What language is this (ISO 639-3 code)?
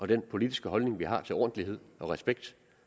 dan